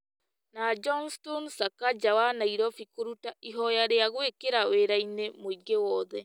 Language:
Kikuyu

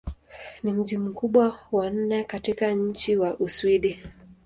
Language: Swahili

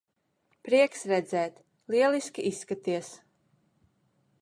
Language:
Latvian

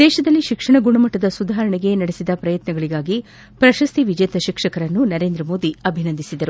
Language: Kannada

